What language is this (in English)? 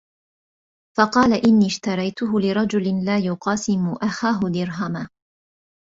Arabic